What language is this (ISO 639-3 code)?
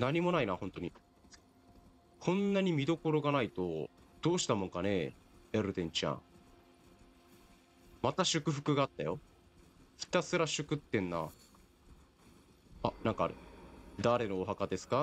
jpn